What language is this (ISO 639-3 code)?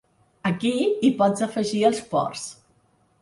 cat